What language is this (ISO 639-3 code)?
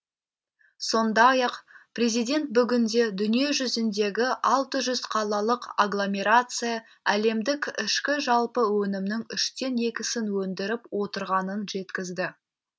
kaz